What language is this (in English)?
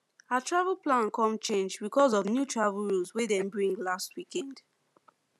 Nigerian Pidgin